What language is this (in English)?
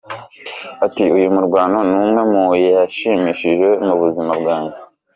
Kinyarwanda